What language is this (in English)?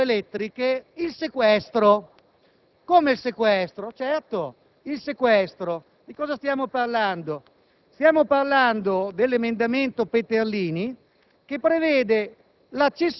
Italian